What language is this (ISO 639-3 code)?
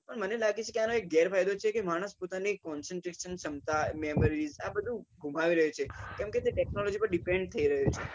guj